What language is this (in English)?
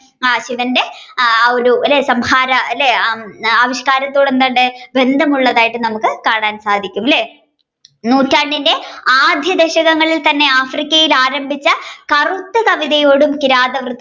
Malayalam